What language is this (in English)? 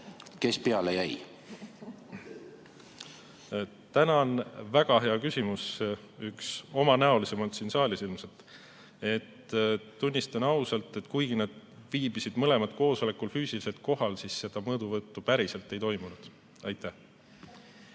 Estonian